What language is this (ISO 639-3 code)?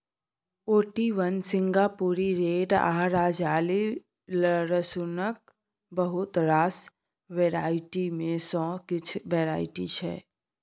mai